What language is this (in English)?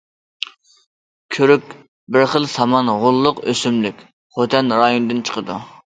Uyghur